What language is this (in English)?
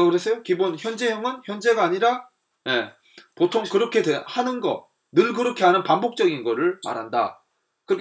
Korean